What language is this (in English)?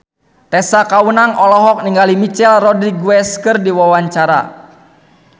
Sundanese